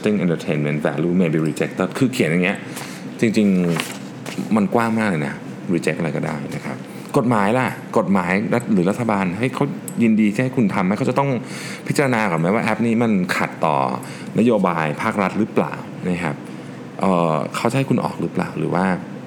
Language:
Thai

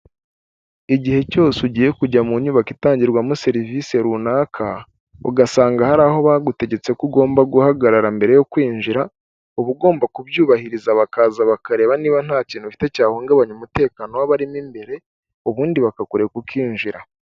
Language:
Kinyarwanda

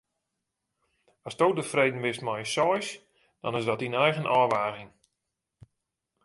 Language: Western Frisian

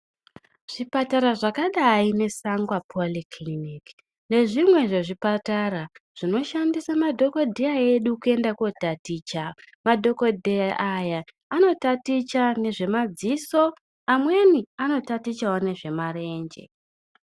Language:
Ndau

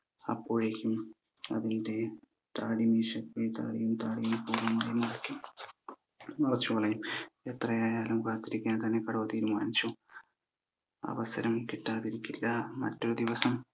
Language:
Malayalam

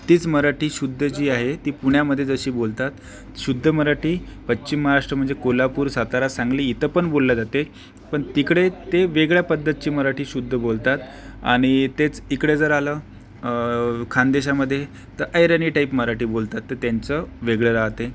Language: Marathi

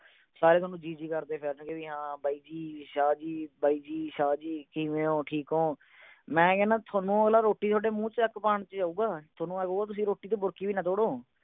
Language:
Punjabi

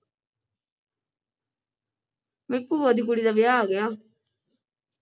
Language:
Punjabi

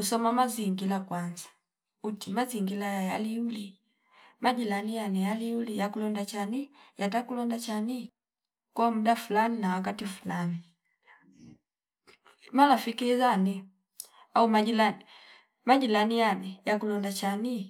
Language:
Fipa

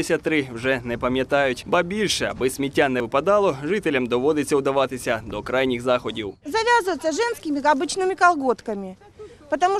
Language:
Ukrainian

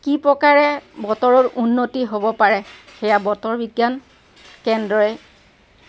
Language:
Assamese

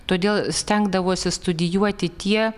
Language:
Lithuanian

